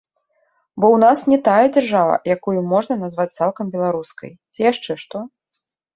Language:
Belarusian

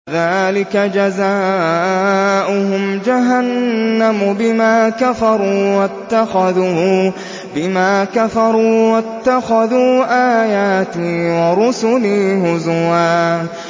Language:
Arabic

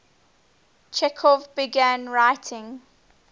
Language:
English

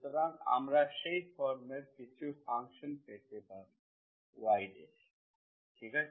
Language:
Bangla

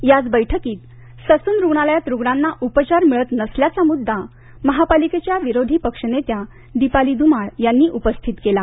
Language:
Marathi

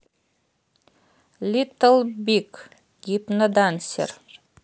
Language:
Russian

